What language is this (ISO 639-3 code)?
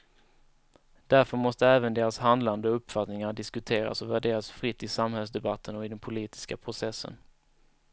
swe